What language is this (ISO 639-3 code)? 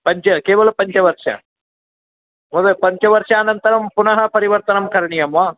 san